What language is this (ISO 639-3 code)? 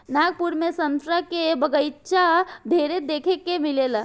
bho